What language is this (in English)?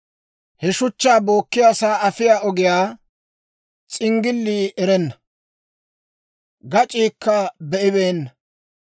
Dawro